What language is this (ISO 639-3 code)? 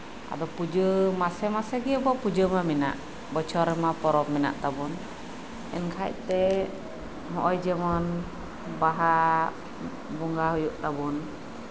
sat